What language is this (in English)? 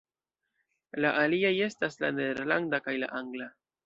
Esperanto